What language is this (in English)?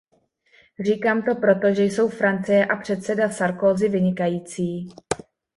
Czech